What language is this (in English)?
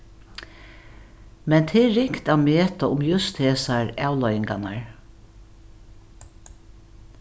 Faroese